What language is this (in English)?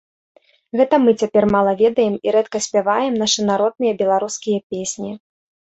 Belarusian